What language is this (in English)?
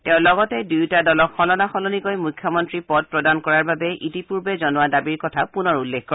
Assamese